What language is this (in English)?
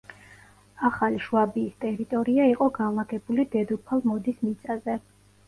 Georgian